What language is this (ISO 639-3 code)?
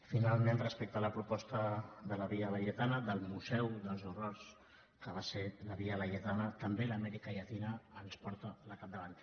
cat